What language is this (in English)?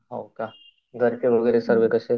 Marathi